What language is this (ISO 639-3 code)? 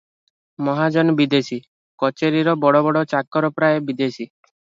ori